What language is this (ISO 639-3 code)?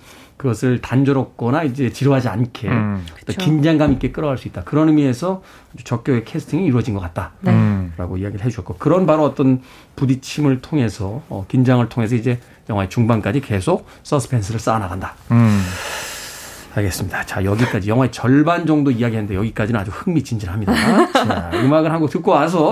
kor